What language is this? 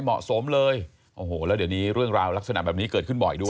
Thai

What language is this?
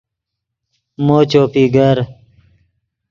Yidgha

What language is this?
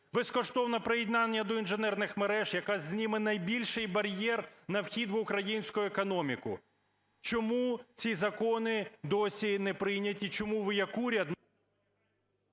Ukrainian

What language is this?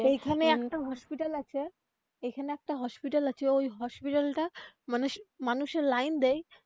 Bangla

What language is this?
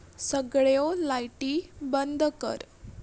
Konkani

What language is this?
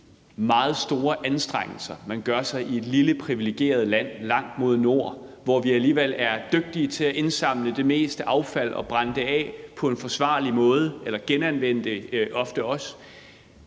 Danish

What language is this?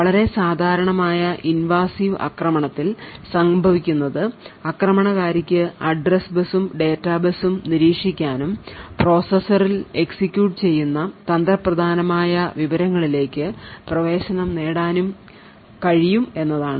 Malayalam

